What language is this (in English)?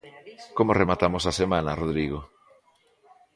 Galician